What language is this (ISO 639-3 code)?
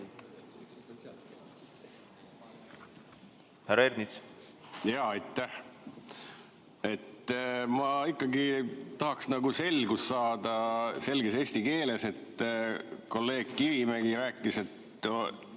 est